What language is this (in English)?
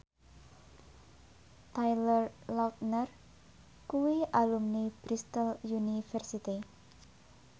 Javanese